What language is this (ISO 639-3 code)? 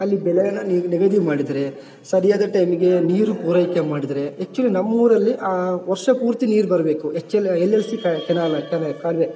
kan